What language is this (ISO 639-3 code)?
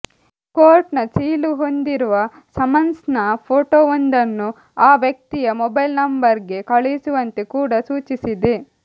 kan